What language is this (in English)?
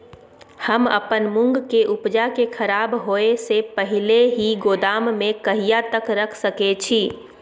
Maithili